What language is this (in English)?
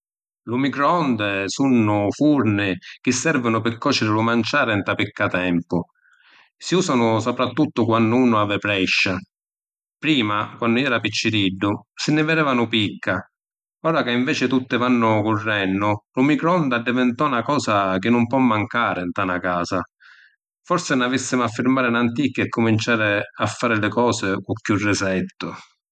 Sicilian